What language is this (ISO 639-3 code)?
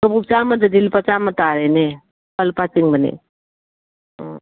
mni